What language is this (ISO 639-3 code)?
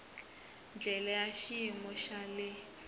tso